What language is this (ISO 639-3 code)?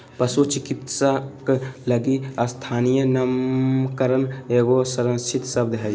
mag